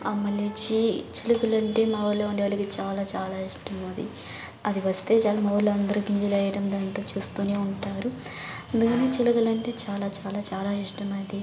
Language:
Telugu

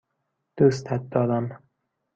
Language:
Persian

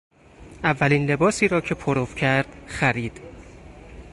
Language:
Persian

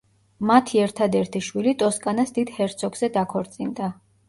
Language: Georgian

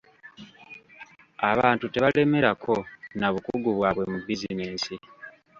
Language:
Ganda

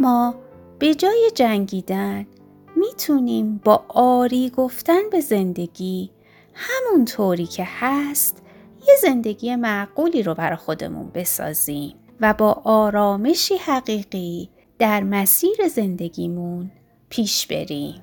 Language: Persian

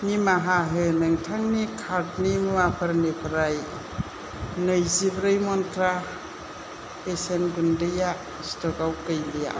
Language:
Bodo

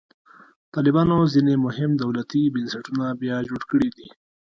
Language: Pashto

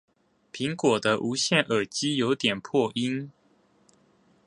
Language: Chinese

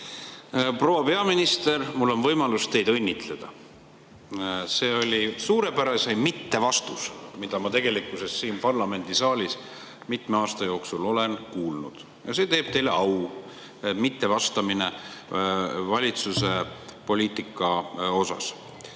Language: Estonian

